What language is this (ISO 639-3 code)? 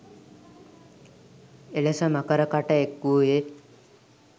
sin